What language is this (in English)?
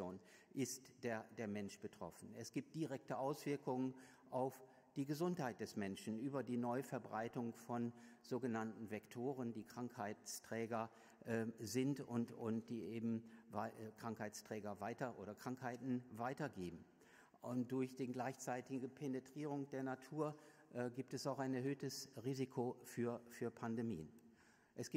German